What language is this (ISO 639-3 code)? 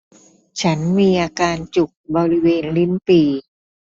tha